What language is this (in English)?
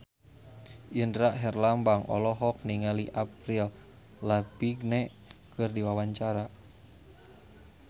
Sundanese